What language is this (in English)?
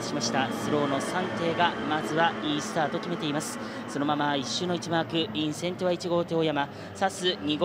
Japanese